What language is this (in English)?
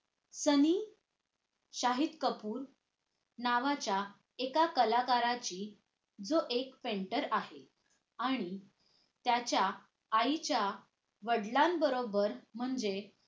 Marathi